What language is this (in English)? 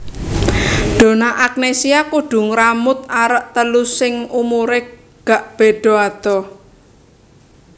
Javanese